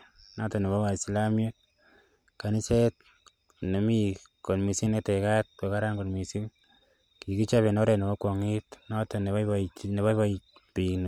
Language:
Kalenjin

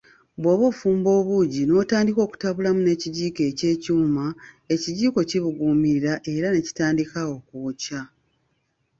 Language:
Ganda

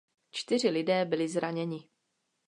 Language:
Czech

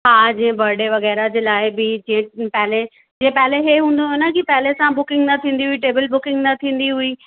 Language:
Sindhi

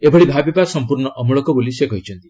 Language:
Odia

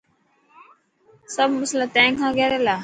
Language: Dhatki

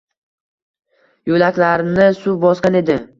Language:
Uzbek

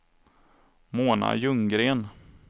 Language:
Swedish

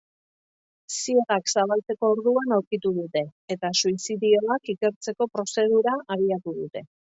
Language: Basque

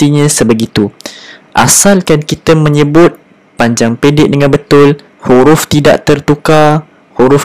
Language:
Malay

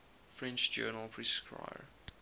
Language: English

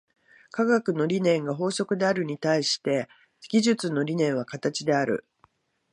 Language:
Japanese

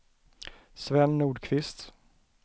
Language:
Swedish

